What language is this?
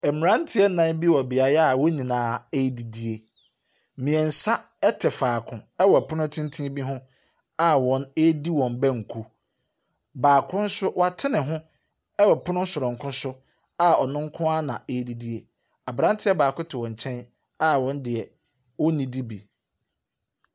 Akan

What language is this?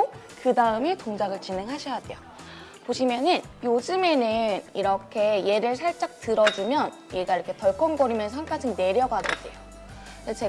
Korean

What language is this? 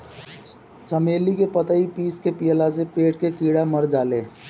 Bhojpuri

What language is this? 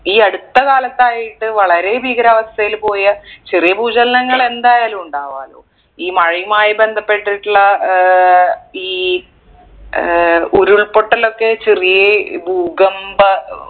Malayalam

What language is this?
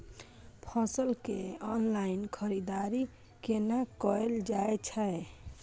Maithili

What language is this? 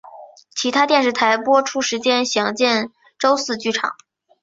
Chinese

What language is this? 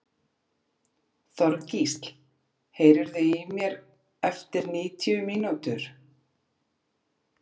Icelandic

